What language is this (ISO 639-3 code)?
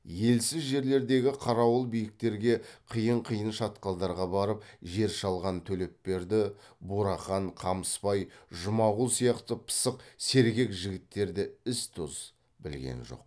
kaz